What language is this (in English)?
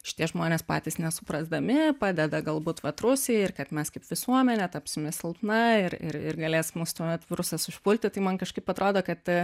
Lithuanian